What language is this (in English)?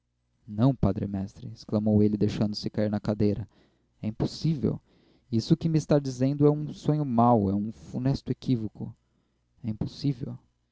Portuguese